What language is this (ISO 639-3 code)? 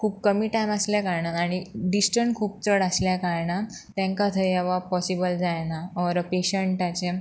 kok